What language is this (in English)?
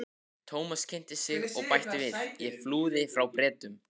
Icelandic